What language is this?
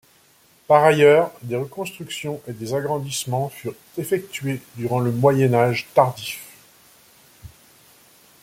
French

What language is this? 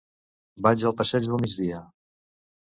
Catalan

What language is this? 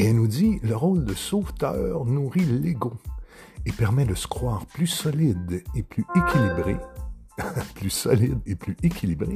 French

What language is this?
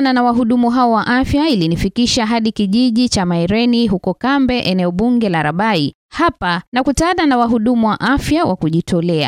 Swahili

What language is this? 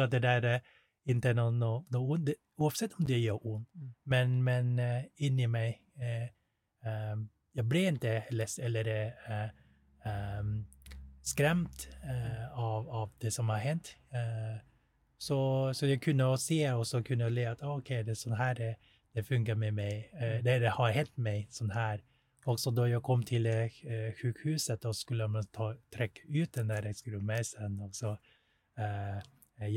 Swedish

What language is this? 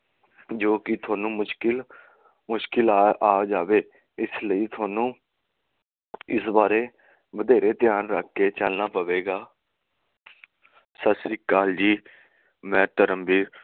Punjabi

